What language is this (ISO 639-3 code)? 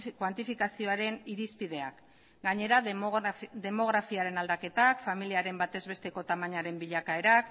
eus